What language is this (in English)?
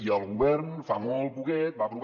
Catalan